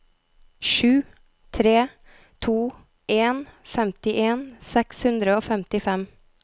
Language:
Norwegian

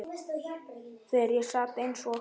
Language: Icelandic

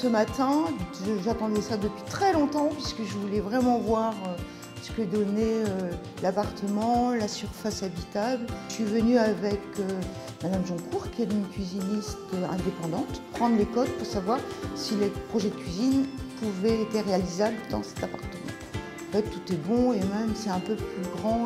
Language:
French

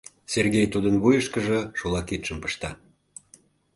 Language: Mari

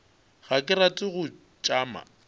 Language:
Northern Sotho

